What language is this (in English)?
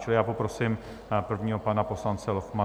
Czech